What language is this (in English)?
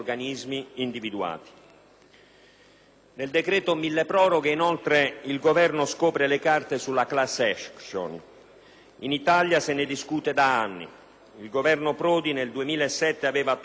Italian